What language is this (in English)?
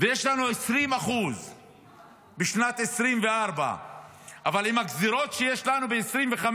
Hebrew